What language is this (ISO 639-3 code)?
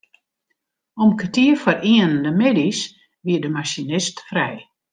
fry